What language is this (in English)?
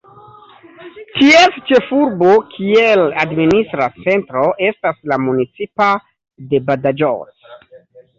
Esperanto